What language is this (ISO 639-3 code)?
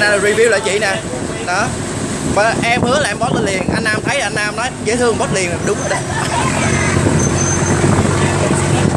vie